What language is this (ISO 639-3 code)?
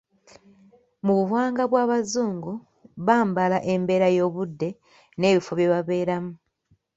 lug